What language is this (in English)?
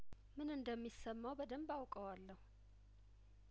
Amharic